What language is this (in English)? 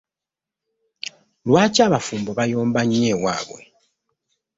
Ganda